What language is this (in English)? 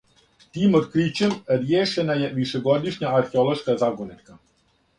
Serbian